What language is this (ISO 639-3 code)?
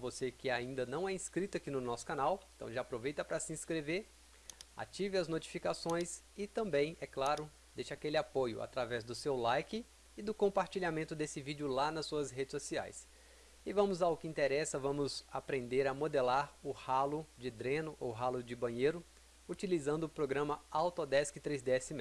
por